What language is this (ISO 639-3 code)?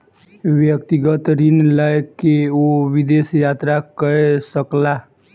mai